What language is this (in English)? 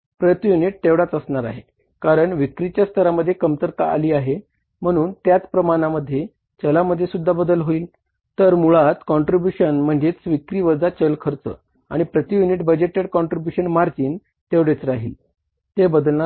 Marathi